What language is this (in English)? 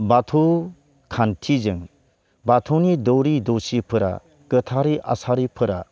Bodo